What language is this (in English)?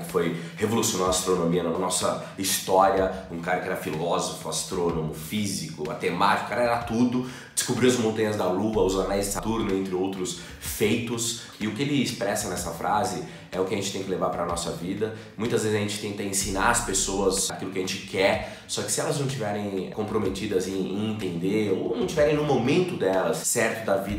Portuguese